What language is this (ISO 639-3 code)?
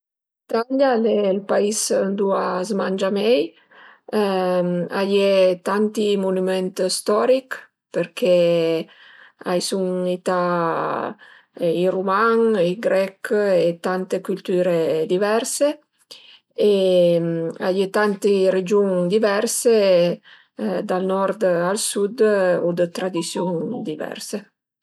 pms